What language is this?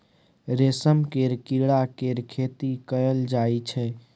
Maithili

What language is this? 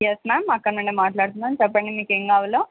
Telugu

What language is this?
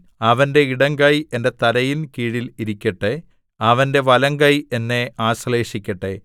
Malayalam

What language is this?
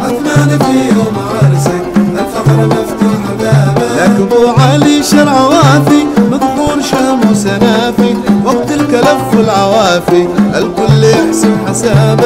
Arabic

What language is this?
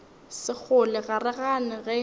Northern Sotho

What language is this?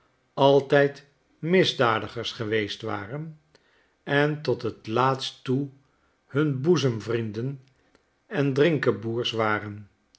Dutch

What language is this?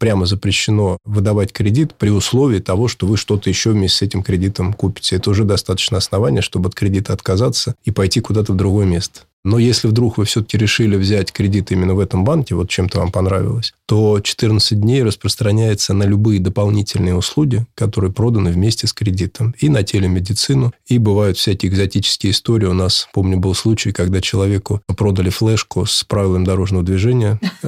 Russian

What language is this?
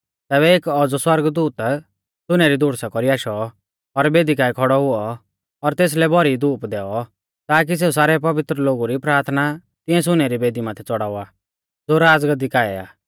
Mahasu Pahari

